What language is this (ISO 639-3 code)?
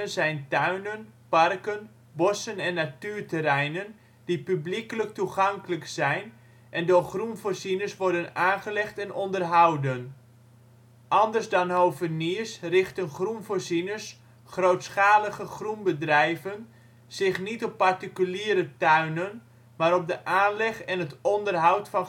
nld